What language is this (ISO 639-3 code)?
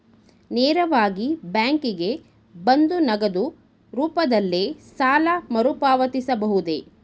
kan